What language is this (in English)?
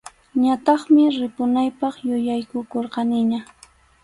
Arequipa-La Unión Quechua